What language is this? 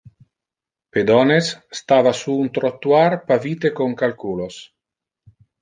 Interlingua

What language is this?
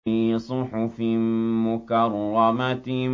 Arabic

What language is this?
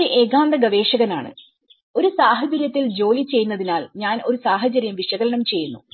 Malayalam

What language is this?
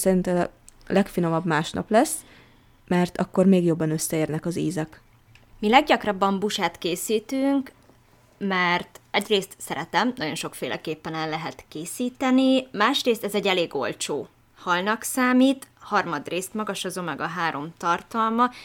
Hungarian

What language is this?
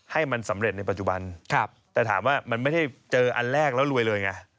Thai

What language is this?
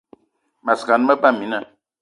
Eton (Cameroon)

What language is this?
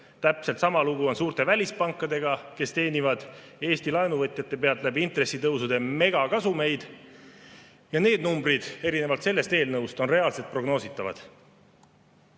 Estonian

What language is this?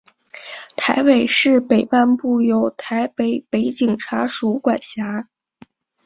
Chinese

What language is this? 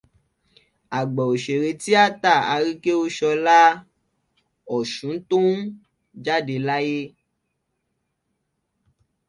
Yoruba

